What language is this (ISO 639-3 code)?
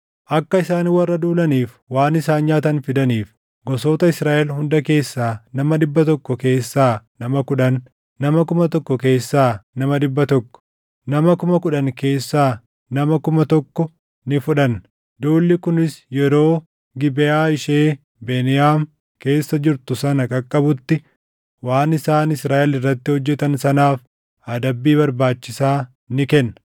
orm